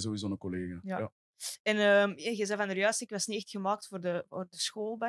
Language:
Dutch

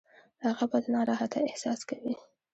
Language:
Pashto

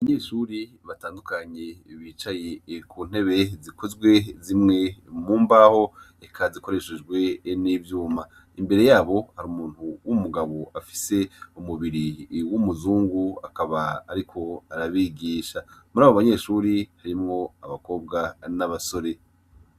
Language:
Rundi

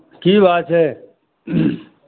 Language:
Maithili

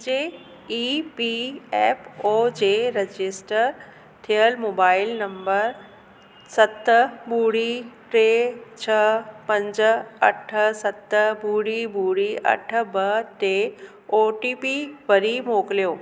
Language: Sindhi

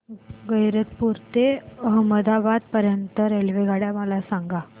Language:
Marathi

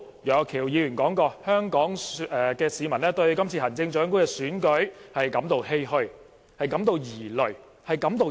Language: Cantonese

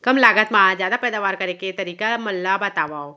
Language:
Chhattisgarhi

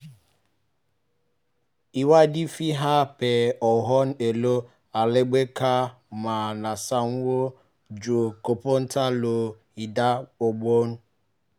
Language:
Yoruba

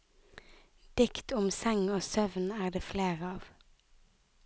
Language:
Norwegian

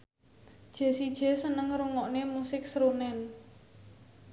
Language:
Javanese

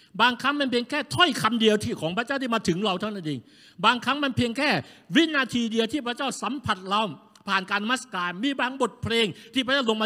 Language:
Thai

